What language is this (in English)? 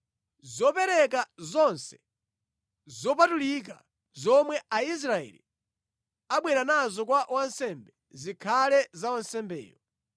Nyanja